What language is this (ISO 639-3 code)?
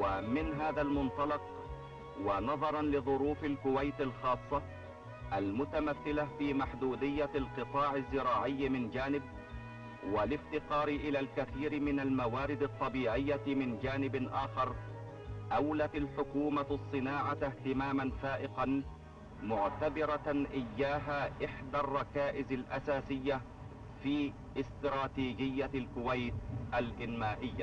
ara